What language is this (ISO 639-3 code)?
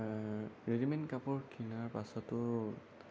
asm